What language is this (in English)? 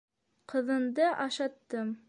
Bashkir